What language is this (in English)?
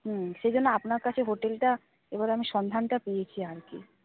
Bangla